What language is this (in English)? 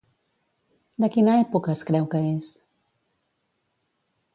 Catalan